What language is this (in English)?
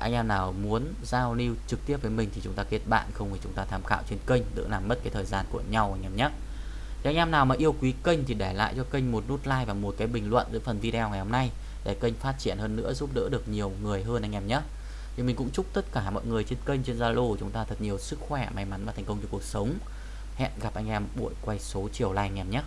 Vietnamese